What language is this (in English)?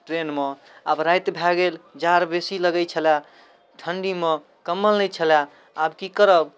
Maithili